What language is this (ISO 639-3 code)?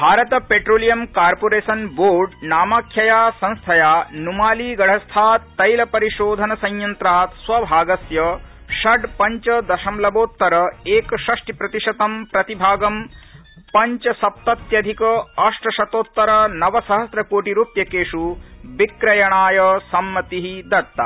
san